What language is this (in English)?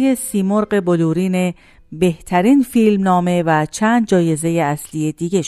Persian